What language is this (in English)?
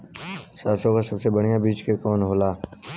Bhojpuri